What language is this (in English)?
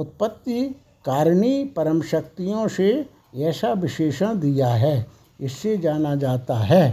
Hindi